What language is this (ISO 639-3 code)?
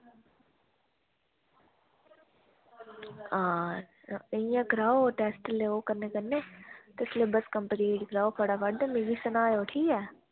doi